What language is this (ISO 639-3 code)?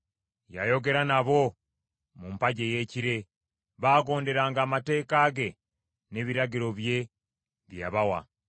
lug